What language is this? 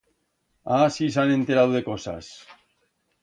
Aragonese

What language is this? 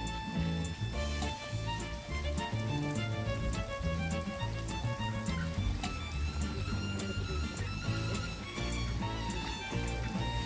Russian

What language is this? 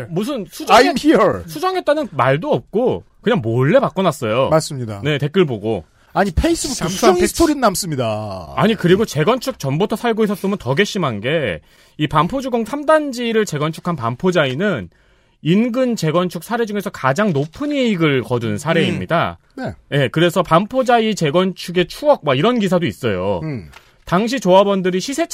Korean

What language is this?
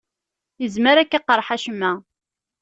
Kabyle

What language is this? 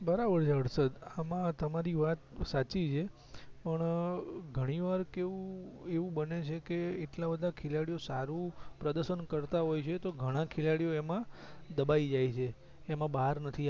Gujarati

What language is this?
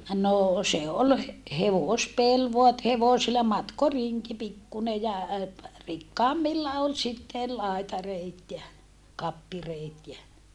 Finnish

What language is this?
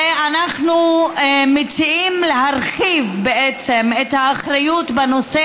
Hebrew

